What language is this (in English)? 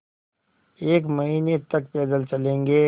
Hindi